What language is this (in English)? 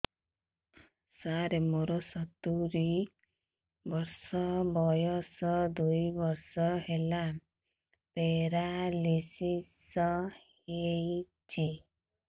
Odia